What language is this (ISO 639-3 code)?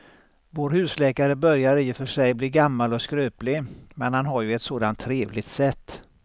swe